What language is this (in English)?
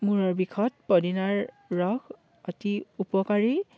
Assamese